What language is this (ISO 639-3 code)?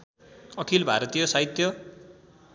nep